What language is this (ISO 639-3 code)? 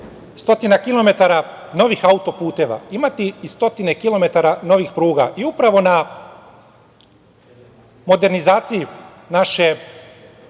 srp